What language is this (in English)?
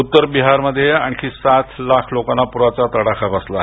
Marathi